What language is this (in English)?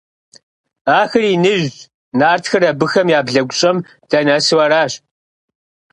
Kabardian